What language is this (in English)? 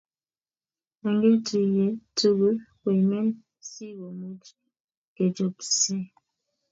Kalenjin